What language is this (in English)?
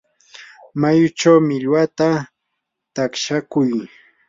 Yanahuanca Pasco Quechua